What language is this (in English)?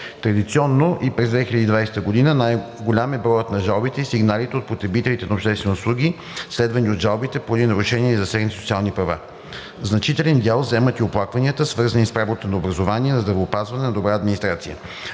Bulgarian